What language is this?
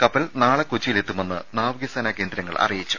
Malayalam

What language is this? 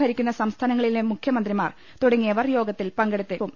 Malayalam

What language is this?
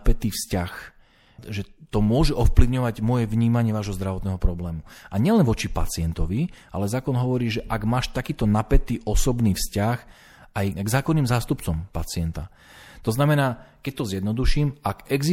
Slovak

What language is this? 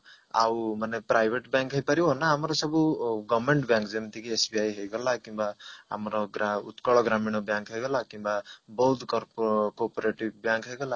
Odia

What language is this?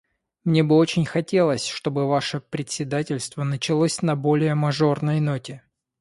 Russian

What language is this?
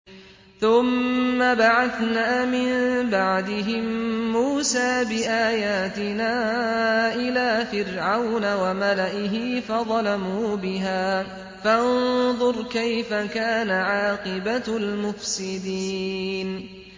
Arabic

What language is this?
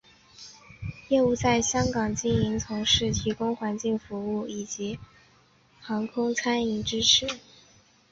Chinese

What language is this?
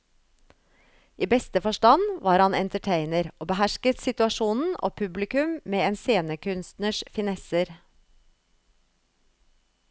Norwegian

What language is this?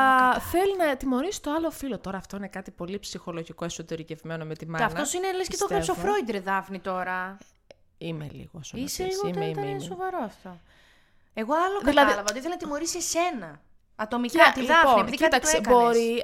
Greek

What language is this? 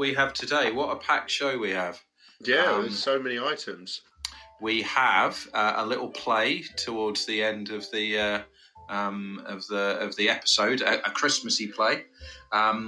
English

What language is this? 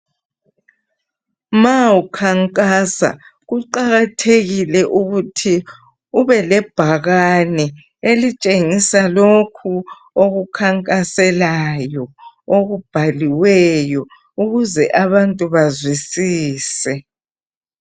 North Ndebele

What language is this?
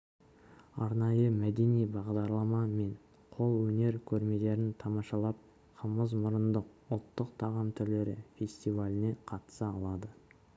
Kazakh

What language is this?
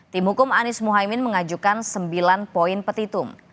Indonesian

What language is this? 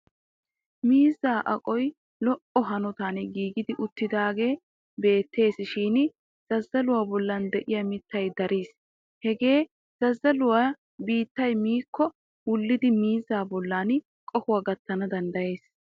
Wolaytta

